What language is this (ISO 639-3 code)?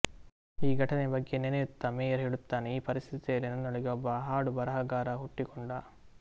kan